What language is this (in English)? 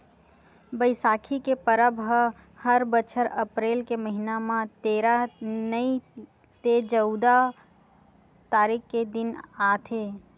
Chhattisgarhi